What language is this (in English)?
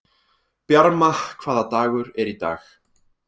Icelandic